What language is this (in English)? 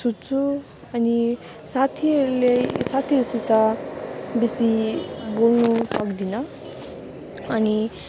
Nepali